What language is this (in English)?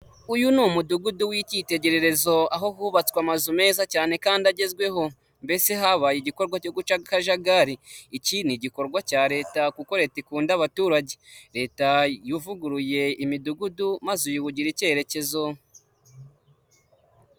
Kinyarwanda